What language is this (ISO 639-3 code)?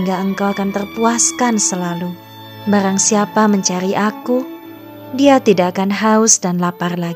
ind